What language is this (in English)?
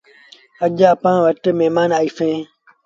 Sindhi Bhil